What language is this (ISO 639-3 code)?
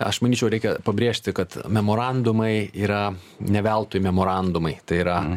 lit